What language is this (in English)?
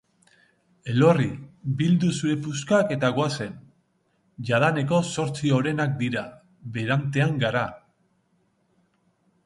Basque